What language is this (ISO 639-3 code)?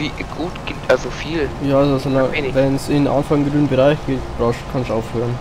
deu